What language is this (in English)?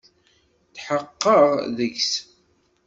Kabyle